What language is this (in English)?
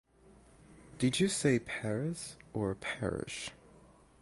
English